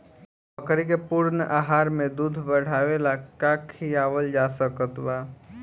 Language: Bhojpuri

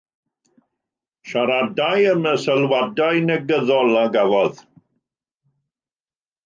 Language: Welsh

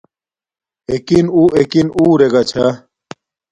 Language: Domaaki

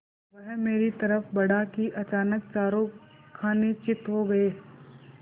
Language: Hindi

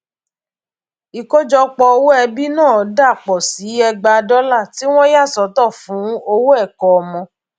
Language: Yoruba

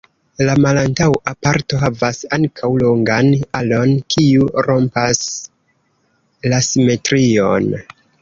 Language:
Esperanto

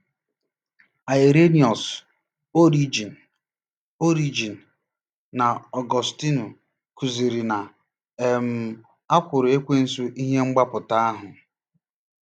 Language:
Igbo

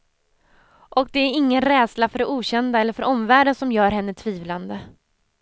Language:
Swedish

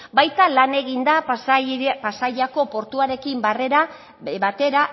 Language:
Basque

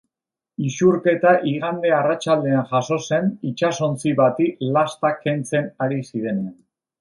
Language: Basque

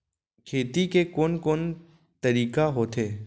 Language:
Chhattisgarhi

